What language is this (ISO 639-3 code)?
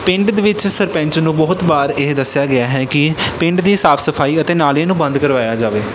pan